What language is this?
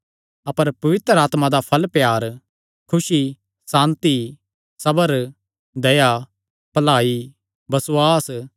Kangri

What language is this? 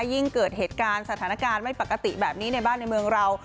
Thai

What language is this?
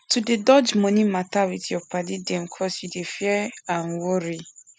Nigerian Pidgin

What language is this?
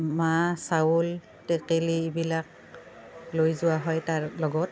Assamese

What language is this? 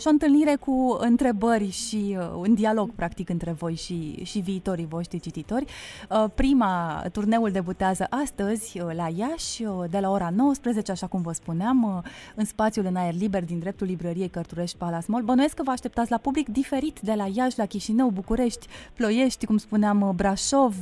Romanian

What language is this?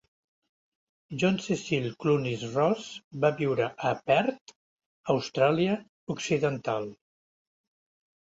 Catalan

